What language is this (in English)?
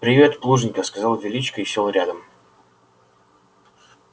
Russian